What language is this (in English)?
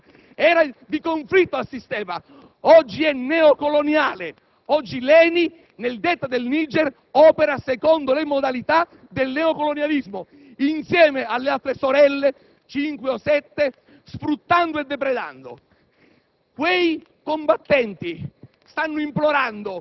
Italian